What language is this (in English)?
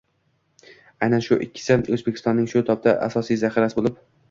Uzbek